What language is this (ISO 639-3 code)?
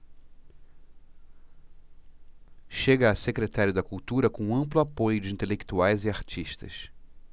por